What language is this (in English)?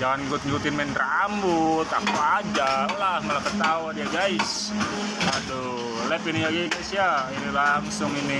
Indonesian